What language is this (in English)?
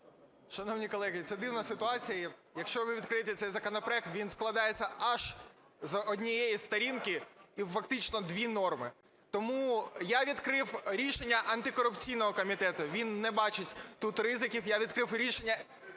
Ukrainian